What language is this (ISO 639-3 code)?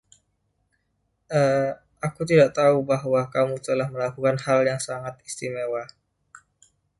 ind